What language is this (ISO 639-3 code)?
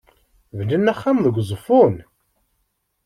kab